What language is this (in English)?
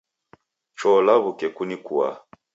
Taita